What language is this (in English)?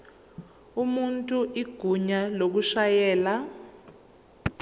Zulu